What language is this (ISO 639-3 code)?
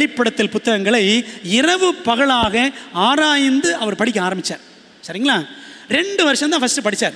tam